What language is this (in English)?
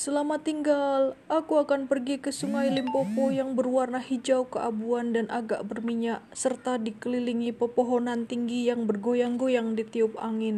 Indonesian